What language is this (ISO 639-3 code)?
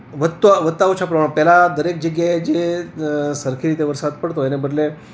guj